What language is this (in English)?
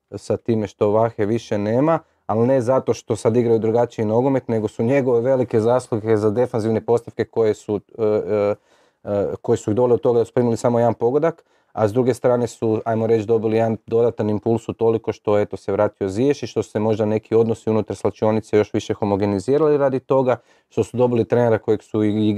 Croatian